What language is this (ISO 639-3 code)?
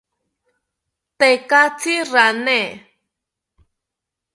cpy